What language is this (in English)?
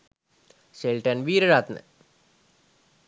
Sinhala